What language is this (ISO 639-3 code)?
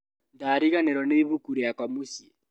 kik